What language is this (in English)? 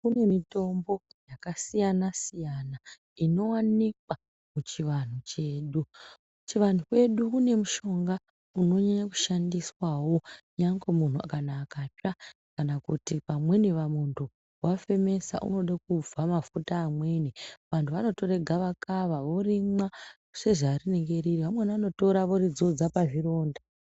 Ndau